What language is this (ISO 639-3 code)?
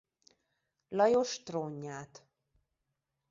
hun